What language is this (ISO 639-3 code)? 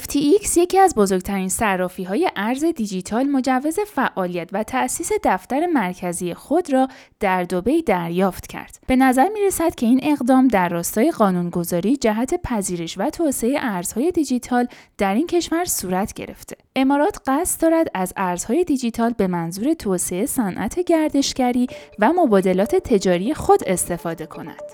fas